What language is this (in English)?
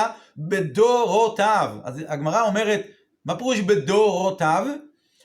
Hebrew